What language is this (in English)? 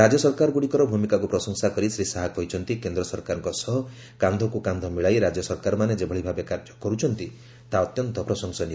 Odia